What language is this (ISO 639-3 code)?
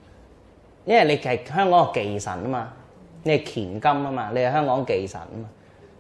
zho